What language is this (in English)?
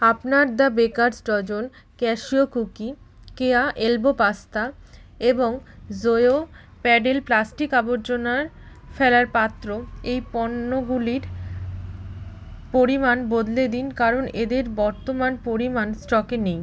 Bangla